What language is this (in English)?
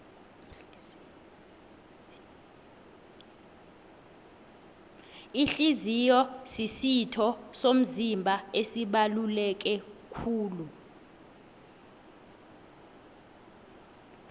South Ndebele